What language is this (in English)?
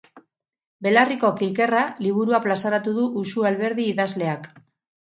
Basque